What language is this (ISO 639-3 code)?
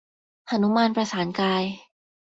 tha